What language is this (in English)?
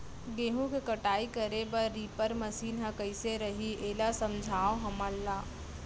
Chhattisgarhi